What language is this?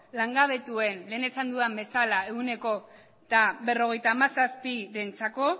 Basque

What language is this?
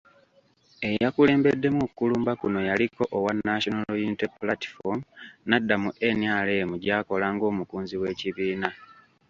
Ganda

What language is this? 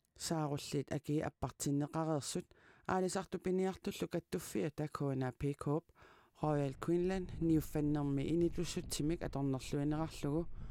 Arabic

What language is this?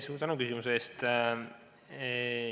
Estonian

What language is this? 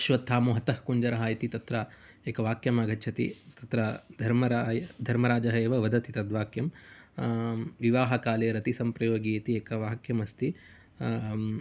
Sanskrit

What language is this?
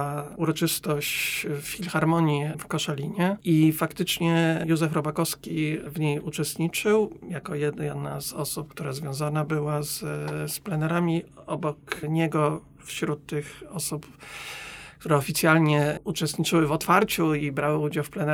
Polish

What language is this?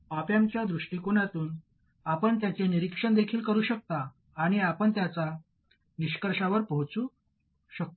Marathi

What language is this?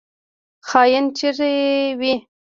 Pashto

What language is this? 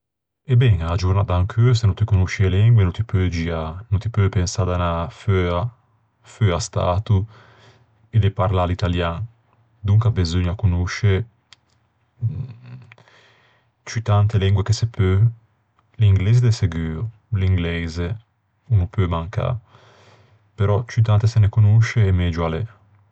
Ligurian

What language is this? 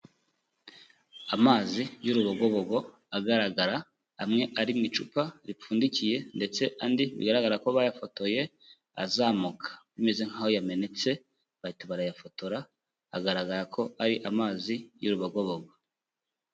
Kinyarwanda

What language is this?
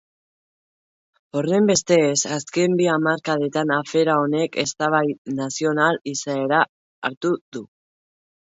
Basque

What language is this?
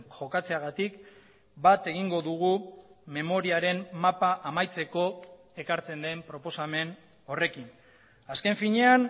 Basque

